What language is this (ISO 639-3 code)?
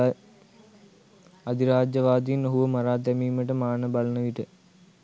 sin